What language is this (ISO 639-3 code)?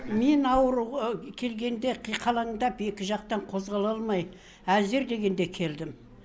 kaz